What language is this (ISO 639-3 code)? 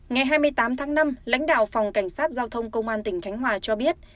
vie